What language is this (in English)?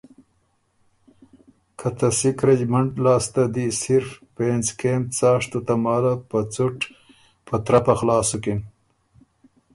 Ormuri